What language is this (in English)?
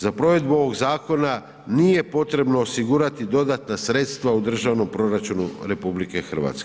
Croatian